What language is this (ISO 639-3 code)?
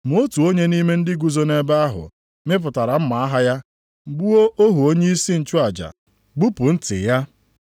ibo